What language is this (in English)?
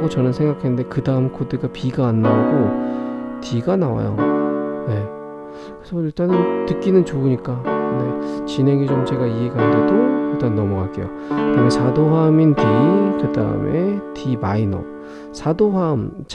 Korean